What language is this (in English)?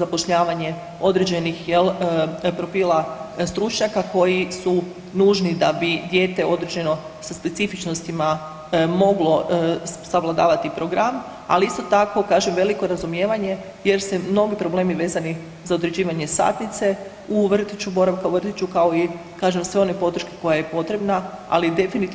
Croatian